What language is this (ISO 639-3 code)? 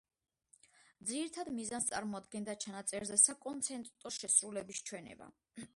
kat